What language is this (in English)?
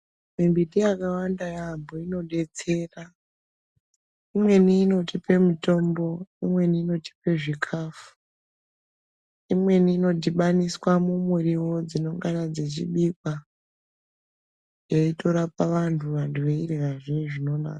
Ndau